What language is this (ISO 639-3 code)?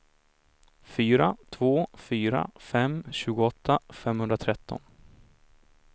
swe